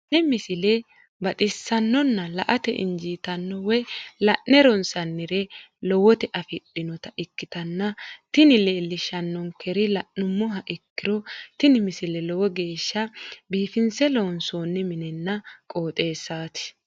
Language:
Sidamo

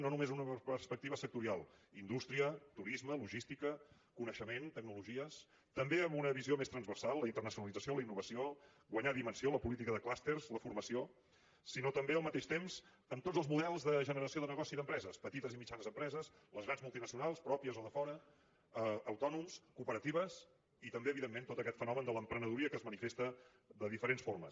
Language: Catalan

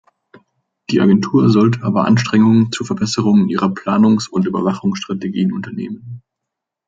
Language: German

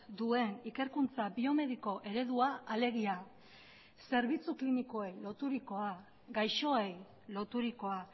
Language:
Basque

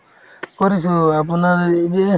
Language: Assamese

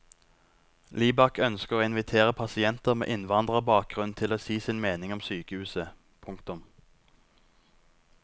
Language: Norwegian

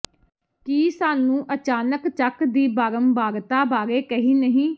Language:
Punjabi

